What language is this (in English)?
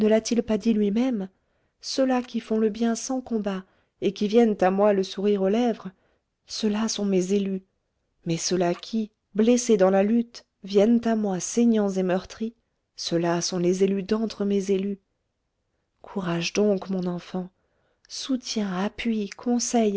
French